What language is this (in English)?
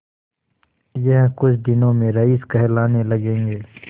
Hindi